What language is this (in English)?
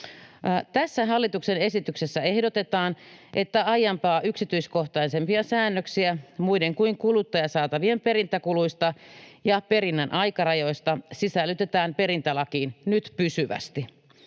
Finnish